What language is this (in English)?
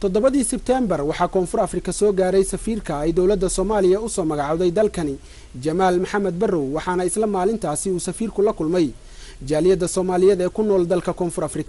Arabic